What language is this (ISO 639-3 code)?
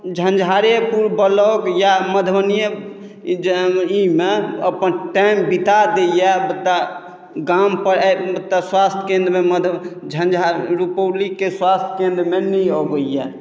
mai